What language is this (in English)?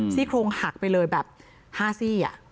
Thai